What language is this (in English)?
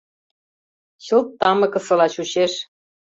Mari